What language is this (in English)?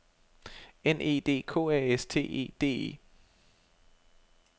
Danish